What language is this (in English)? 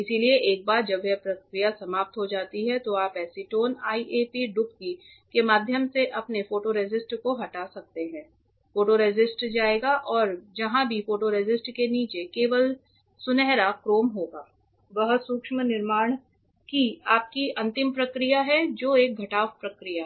Hindi